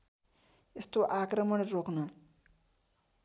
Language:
Nepali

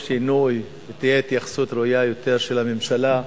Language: Hebrew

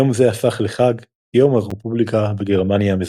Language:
Hebrew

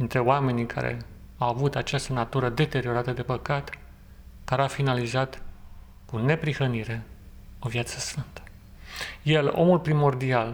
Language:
Romanian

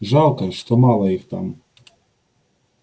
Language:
Russian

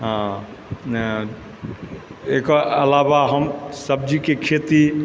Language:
Maithili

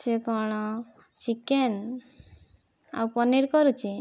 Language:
Odia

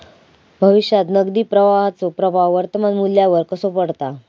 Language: Marathi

